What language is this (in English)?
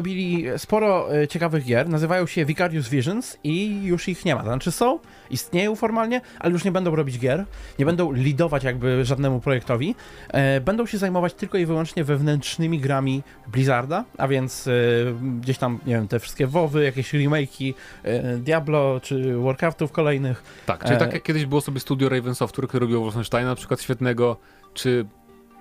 Polish